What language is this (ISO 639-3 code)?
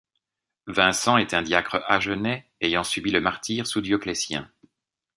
fra